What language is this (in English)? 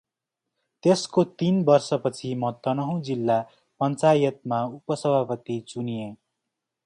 Nepali